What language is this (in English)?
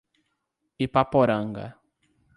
Portuguese